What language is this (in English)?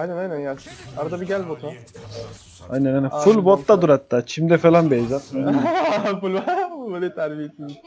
Turkish